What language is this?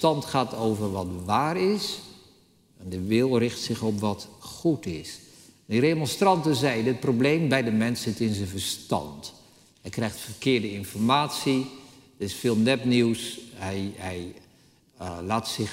Dutch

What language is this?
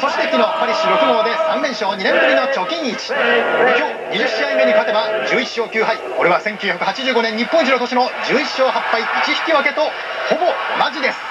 Japanese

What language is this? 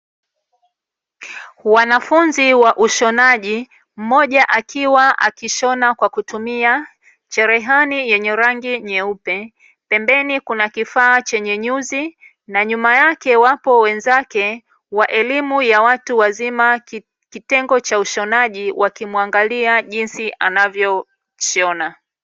Swahili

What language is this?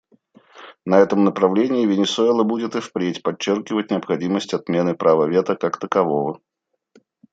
Russian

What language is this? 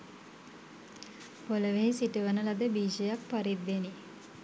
Sinhala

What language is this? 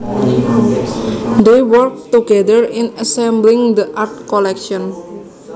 Javanese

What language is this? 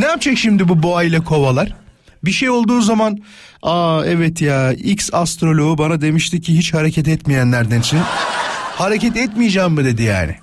Turkish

